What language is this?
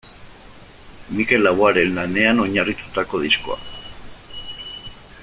Basque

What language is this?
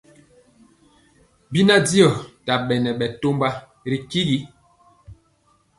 Mpiemo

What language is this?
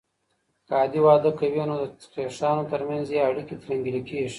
Pashto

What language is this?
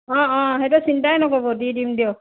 Assamese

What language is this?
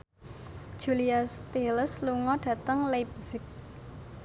Javanese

